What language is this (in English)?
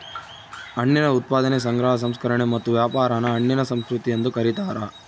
Kannada